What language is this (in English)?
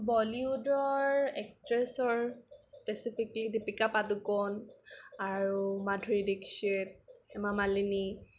Assamese